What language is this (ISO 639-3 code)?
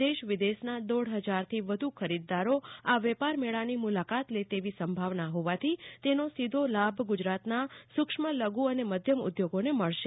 guj